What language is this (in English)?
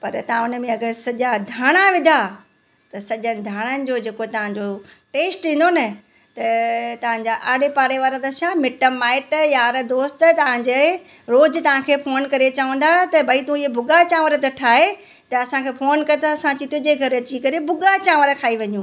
Sindhi